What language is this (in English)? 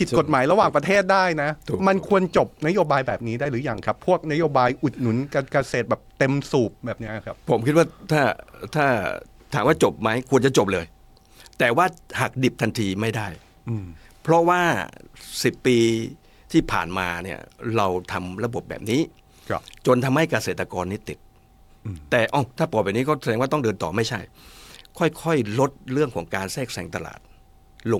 Thai